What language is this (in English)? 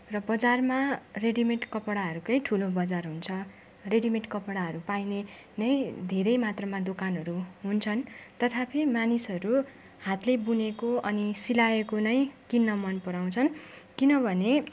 Nepali